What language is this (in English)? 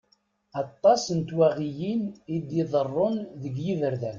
Kabyle